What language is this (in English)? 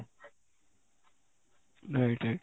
Odia